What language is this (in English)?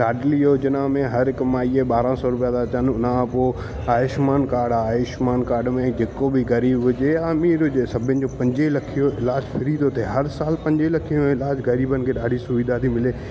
Sindhi